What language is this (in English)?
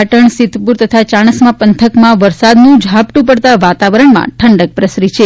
Gujarati